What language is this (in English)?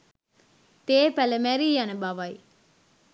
Sinhala